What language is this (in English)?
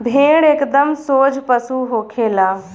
Bhojpuri